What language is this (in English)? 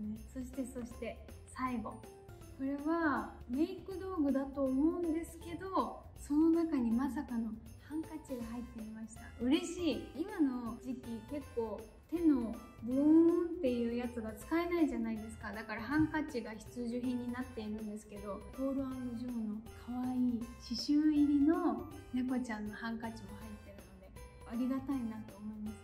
Japanese